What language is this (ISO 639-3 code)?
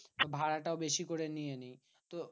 ben